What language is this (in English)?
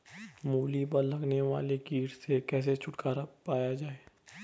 Hindi